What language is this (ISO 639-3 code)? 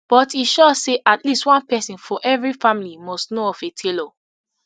pcm